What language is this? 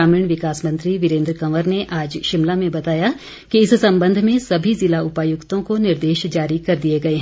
Hindi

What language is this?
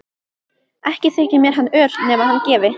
Icelandic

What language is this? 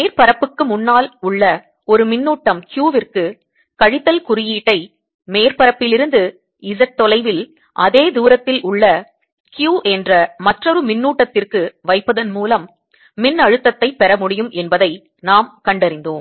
Tamil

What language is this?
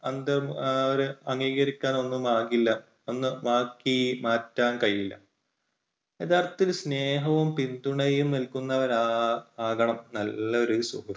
Malayalam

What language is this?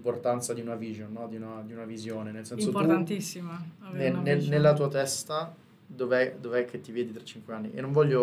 Italian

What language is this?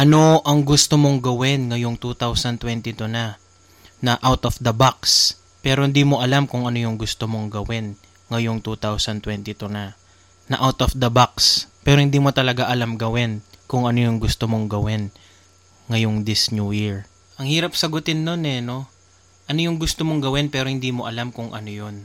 Filipino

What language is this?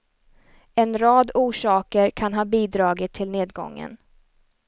Swedish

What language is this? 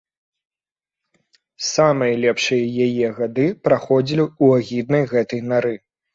Belarusian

